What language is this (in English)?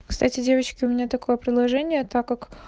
Russian